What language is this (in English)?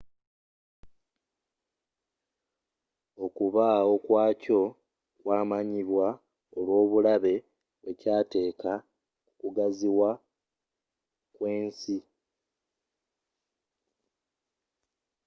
Ganda